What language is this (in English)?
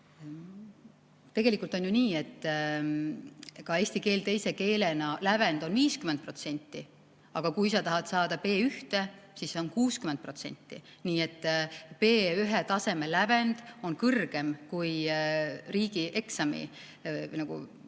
Estonian